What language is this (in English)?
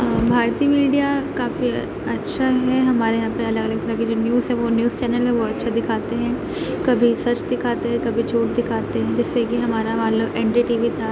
Urdu